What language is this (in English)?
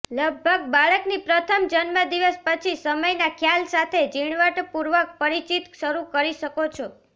Gujarati